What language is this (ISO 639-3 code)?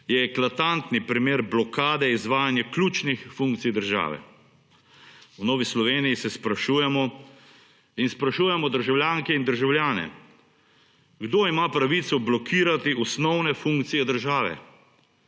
slv